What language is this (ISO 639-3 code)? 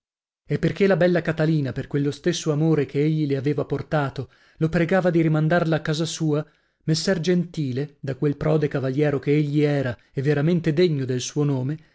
ita